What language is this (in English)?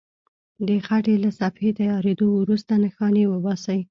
Pashto